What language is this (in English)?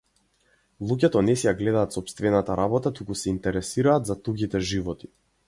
Macedonian